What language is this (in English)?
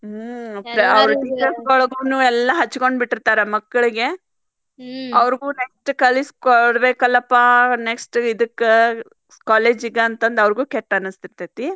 Kannada